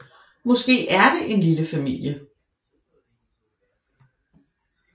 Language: Danish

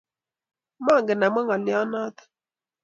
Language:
Kalenjin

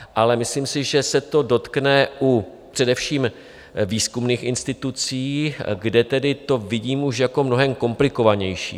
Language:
Czech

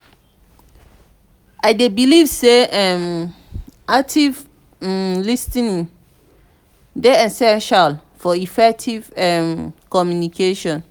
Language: Nigerian Pidgin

